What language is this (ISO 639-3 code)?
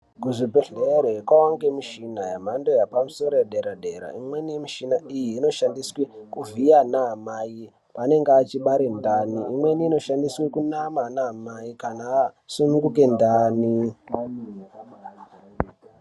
ndc